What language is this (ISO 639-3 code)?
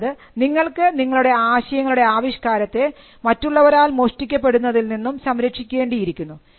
mal